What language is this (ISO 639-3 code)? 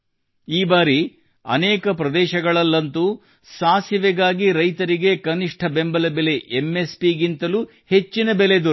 kan